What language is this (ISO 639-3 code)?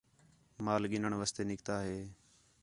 xhe